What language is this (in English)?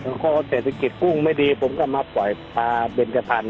Thai